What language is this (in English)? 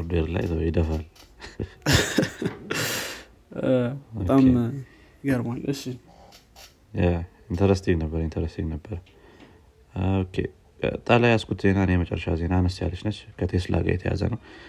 Amharic